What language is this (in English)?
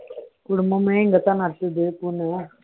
Tamil